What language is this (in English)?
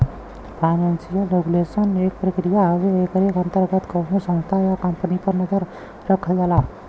Bhojpuri